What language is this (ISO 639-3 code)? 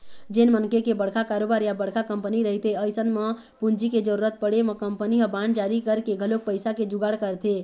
hne